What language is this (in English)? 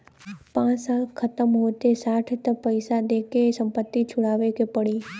Bhojpuri